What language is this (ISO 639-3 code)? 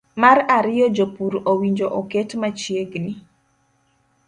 luo